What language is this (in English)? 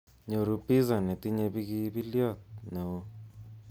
Kalenjin